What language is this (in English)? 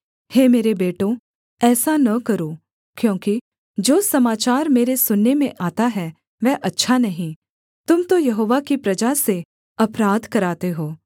Hindi